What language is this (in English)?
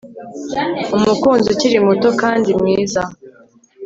Kinyarwanda